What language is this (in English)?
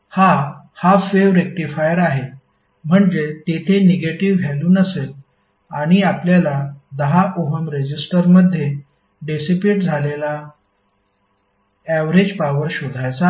Marathi